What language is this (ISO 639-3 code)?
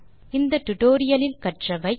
tam